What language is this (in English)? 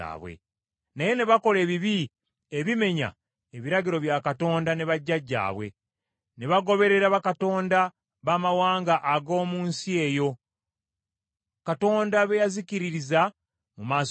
Ganda